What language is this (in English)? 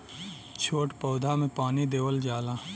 Bhojpuri